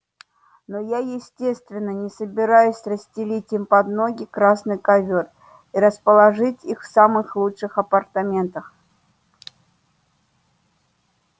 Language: Russian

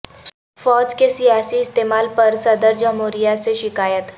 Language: Urdu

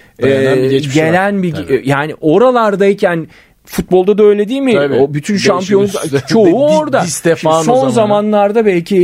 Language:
Turkish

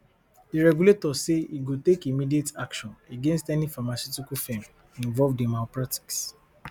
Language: Nigerian Pidgin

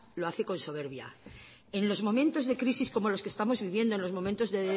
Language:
Spanish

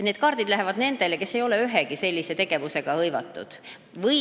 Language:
Estonian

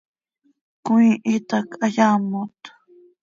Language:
Seri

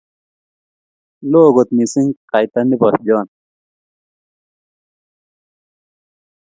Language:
Kalenjin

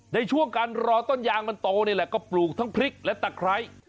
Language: Thai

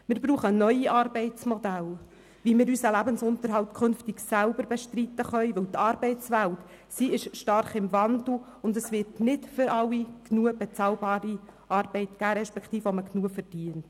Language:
Swiss German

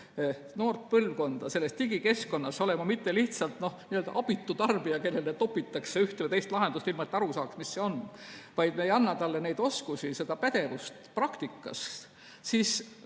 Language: Estonian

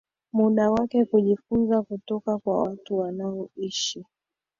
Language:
Swahili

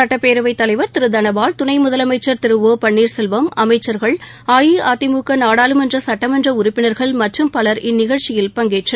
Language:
Tamil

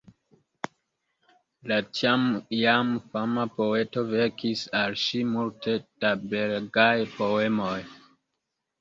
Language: Esperanto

